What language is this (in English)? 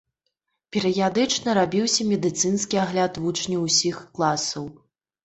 Belarusian